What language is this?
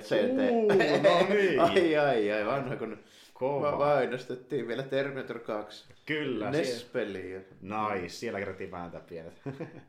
Finnish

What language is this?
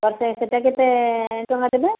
Odia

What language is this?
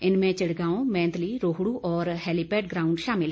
Hindi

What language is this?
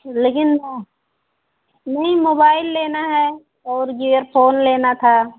Hindi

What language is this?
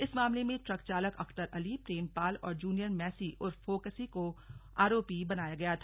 Hindi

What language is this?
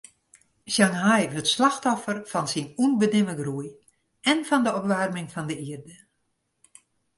Western Frisian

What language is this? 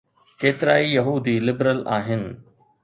Sindhi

